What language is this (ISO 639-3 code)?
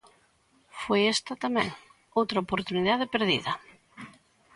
glg